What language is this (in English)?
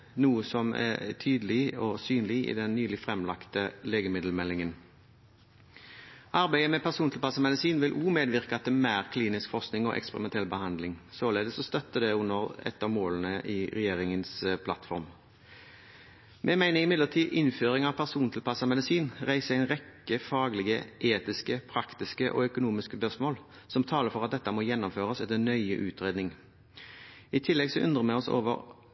Norwegian Bokmål